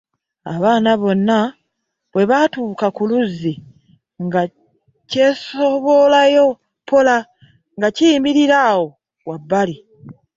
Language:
Ganda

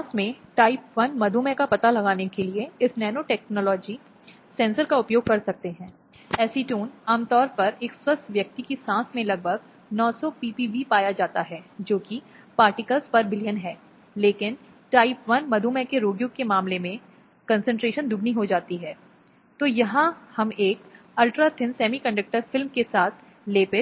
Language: Hindi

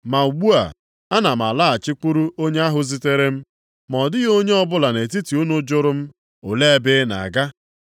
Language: Igbo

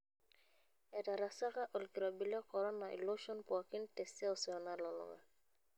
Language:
Masai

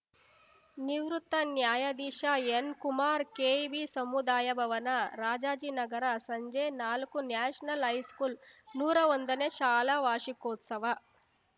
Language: Kannada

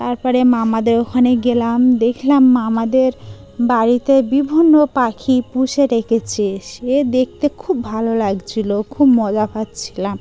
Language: Bangla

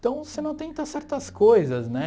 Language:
Portuguese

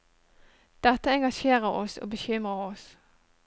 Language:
Norwegian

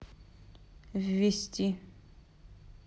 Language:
Russian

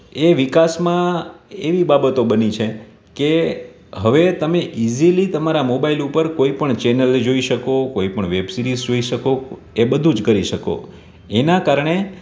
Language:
Gujarati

